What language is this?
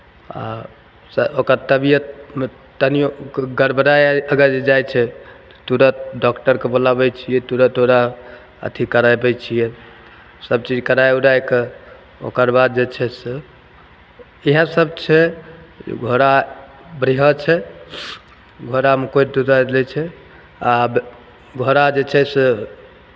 Maithili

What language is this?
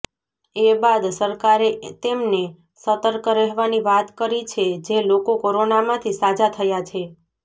Gujarati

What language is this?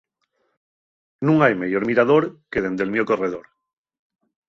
Asturian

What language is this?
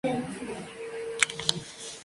Spanish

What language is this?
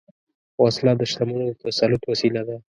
Pashto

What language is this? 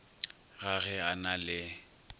Northern Sotho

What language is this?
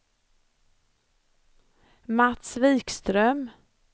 Swedish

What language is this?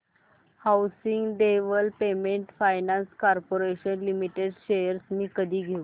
Marathi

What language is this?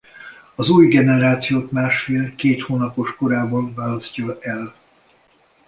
Hungarian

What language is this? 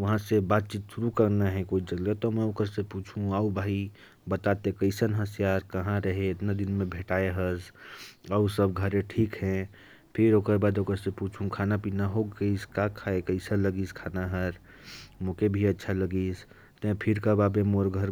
Korwa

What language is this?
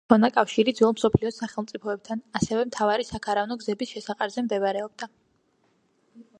Georgian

